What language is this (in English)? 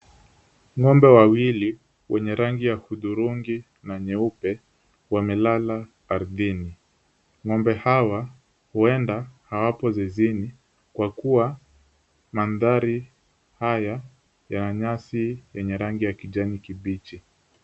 Swahili